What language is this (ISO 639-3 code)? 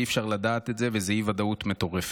heb